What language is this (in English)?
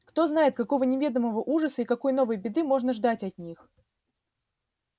Russian